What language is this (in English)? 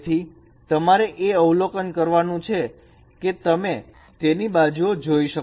Gujarati